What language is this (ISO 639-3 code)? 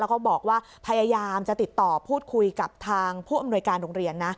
tha